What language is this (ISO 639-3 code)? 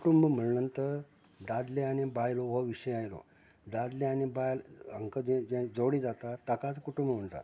kok